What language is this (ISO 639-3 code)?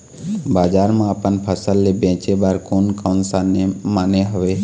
hne